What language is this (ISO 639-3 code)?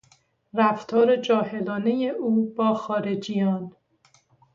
fas